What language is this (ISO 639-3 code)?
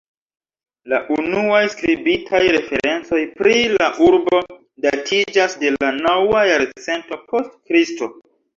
epo